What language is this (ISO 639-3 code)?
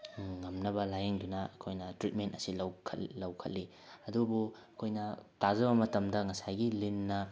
mni